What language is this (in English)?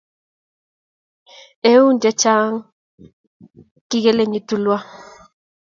Kalenjin